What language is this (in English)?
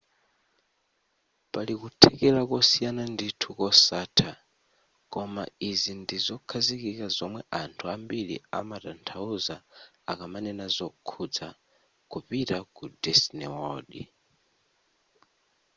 Nyanja